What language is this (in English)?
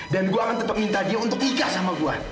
Indonesian